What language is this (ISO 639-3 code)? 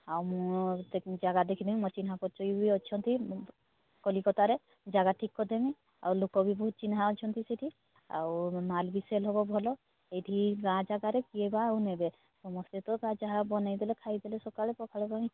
ori